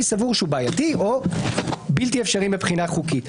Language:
Hebrew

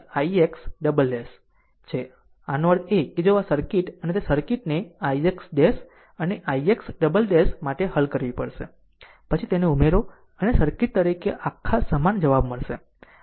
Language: Gujarati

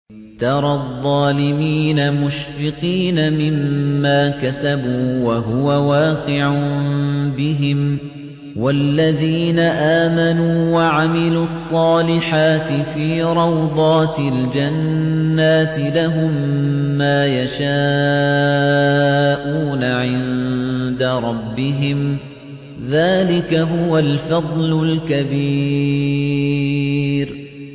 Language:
Arabic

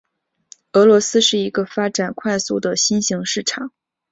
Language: Chinese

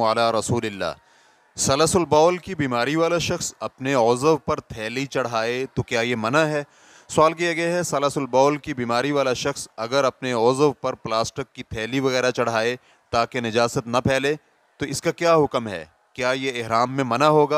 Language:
Arabic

